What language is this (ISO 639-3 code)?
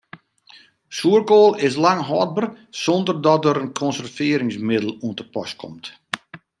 fry